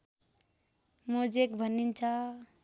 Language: Nepali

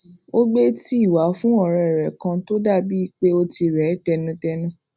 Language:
Yoruba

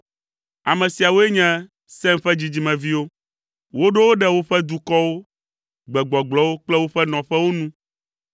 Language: Ewe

